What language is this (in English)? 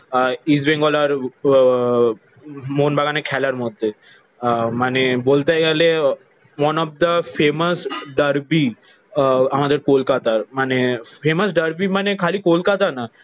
Bangla